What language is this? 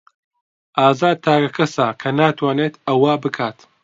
Central Kurdish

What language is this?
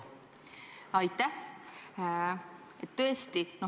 Estonian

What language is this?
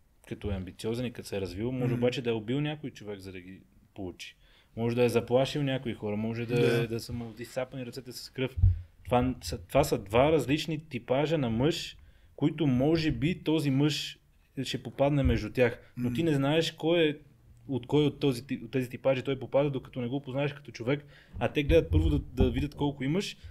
Bulgarian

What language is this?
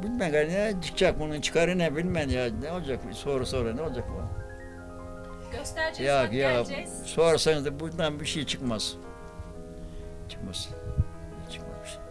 Turkish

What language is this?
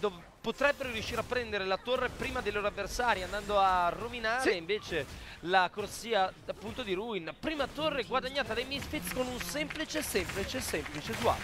Italian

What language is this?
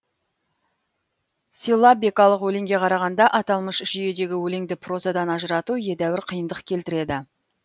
Kazakh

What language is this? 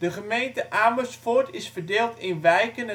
Dutch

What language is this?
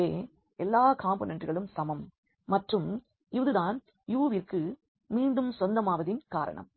Tamil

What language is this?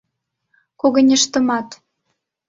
Mari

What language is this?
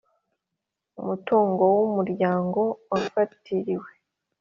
Kinyarwanda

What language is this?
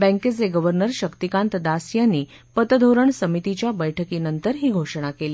Marathi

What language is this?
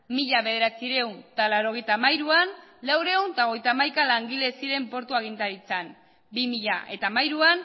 Basque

